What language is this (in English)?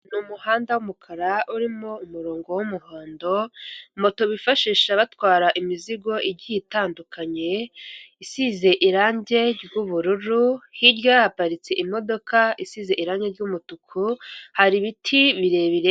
Kinyarwanda